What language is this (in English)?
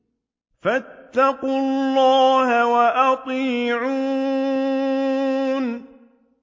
Arabic